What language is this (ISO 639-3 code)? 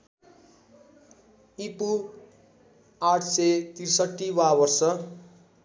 nep